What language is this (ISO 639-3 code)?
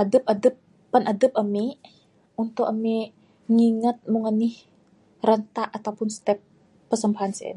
sdo